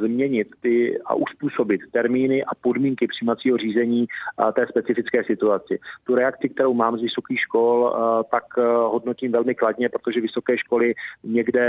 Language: Czech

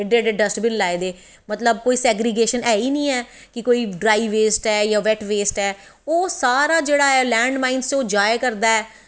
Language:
Dogri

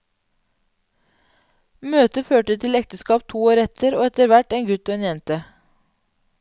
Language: Norwegian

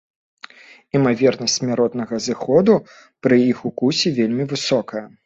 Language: Belarusian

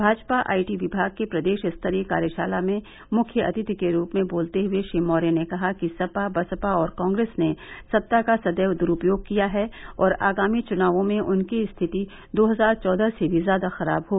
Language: Hindi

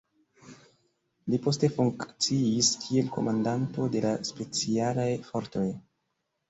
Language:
Esperanto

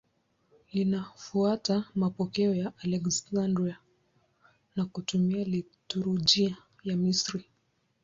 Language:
Swahili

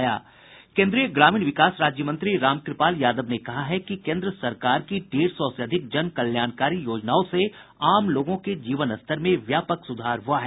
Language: Hindi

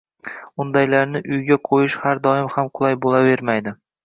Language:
Uzbek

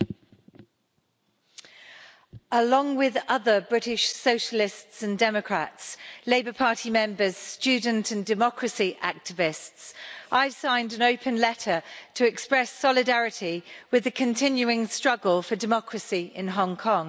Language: English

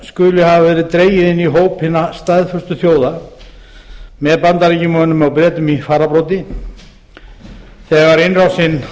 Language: Icelandic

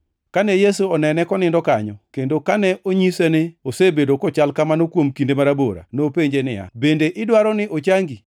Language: Luo (Kenya and Tanzania)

